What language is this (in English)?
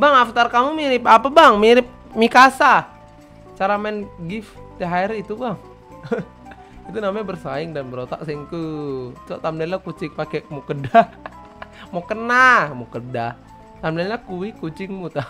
Indonesian